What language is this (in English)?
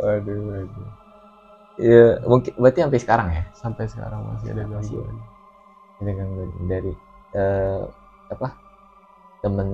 Indonesian